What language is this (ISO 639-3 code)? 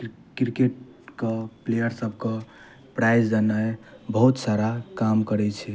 mai